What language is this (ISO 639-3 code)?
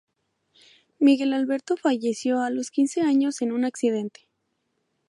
spa